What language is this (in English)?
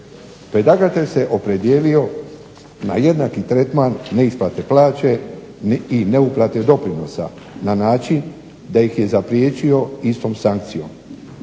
Croatian